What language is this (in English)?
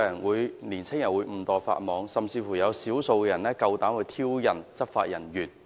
Cantonese